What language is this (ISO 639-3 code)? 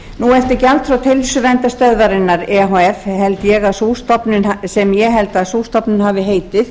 isl